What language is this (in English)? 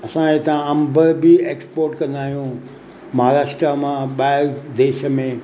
Sindhi